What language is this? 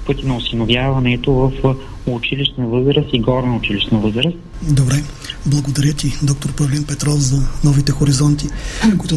Bulgarian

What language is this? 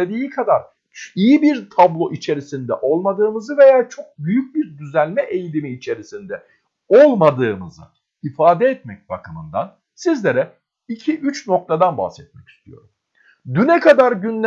Turkish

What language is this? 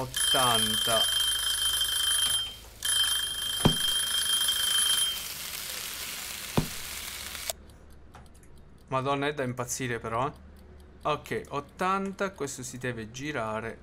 Italian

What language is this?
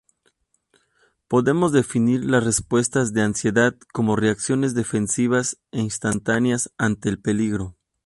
Spanish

